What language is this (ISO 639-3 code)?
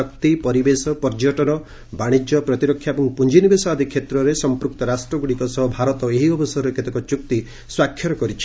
ori